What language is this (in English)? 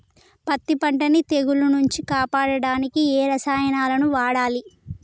Telugu